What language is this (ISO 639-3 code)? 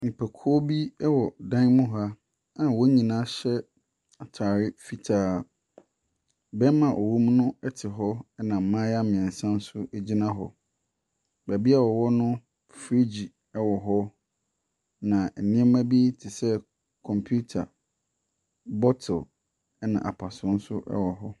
aka